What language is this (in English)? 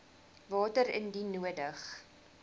Afrikaans